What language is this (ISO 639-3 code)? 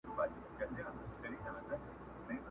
pus